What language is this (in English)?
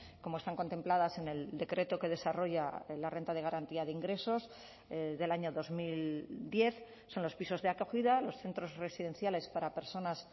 Spanish